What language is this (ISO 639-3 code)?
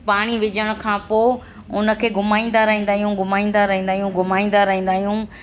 snd